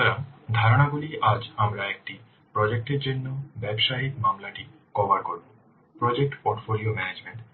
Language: Bangla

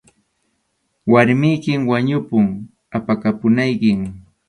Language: Arequipa-La Unión Quechua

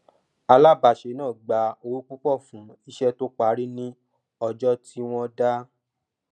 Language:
Yoruba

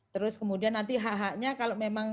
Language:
Indonesian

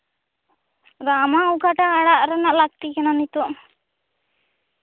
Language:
Santali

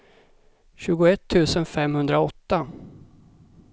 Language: Swedish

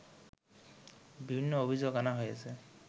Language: Bangla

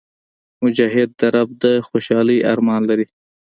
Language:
Pashto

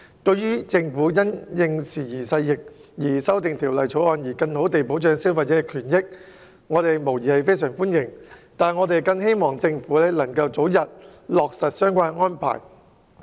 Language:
Cantonese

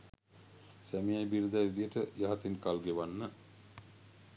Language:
Sinhala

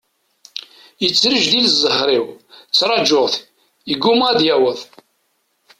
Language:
Kabyle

